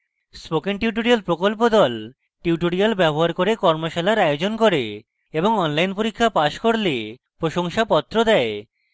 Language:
Bangla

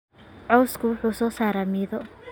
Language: Somali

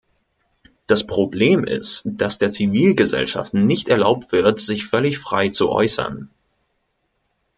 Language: German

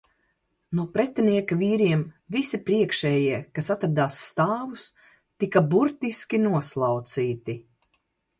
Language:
Latvian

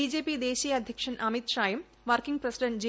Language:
Malayalam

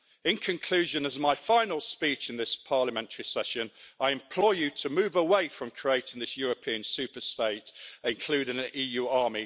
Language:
English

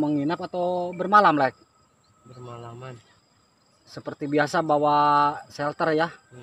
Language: Indonesian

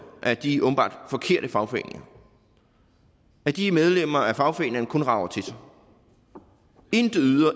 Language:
Danish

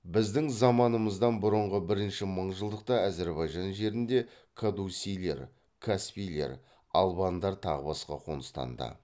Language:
Kazakh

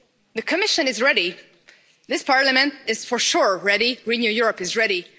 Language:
English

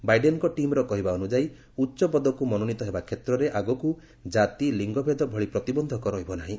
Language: Odia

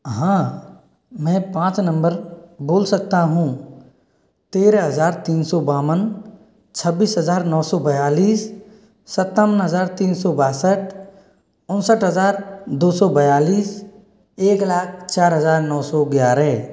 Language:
Hindi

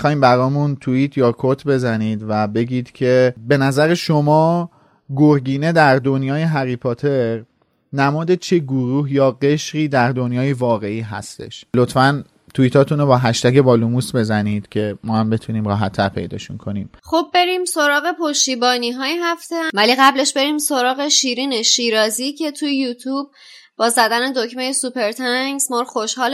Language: Persian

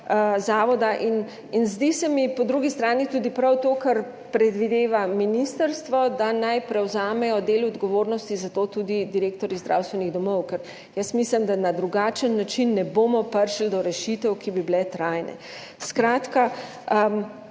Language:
Slovenian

